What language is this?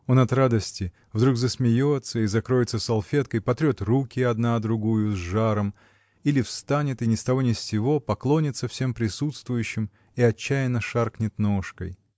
Russian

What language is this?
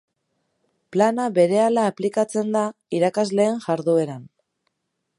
Basque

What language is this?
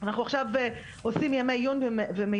Hebrew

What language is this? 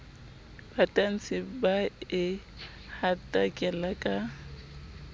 Southern Sotho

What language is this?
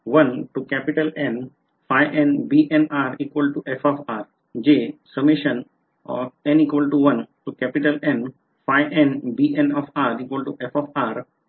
Marathi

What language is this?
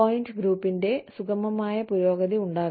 Malayalam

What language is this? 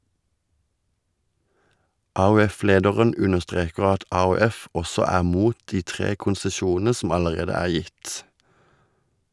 Norwegian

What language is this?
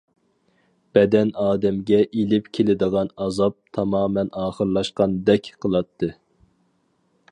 Uyghur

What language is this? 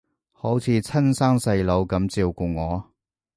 Cantonese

